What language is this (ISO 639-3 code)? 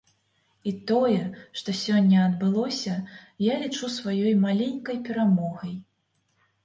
bel